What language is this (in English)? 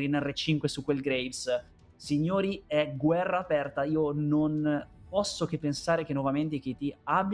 Italian